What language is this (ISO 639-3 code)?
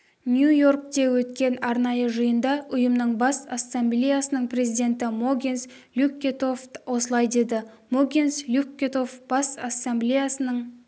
kaz